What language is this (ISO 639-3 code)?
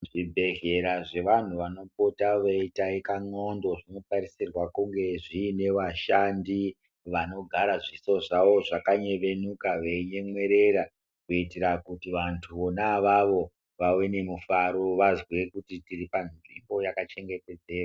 ndc